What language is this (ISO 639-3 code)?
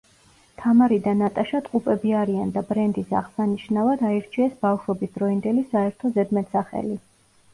kat